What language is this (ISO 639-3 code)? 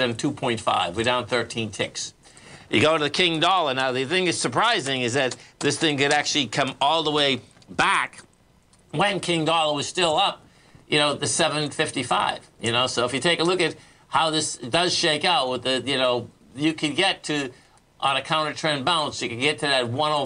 eng